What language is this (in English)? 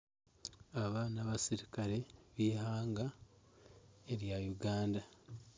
Nyankole